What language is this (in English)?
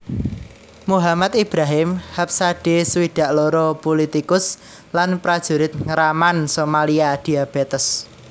Javanese